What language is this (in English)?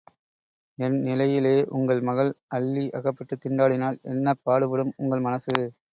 Tamil